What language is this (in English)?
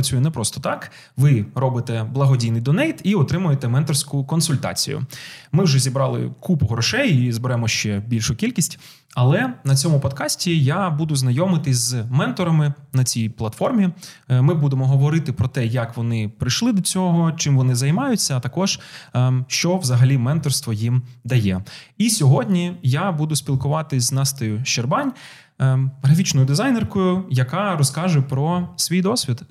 Ukrainian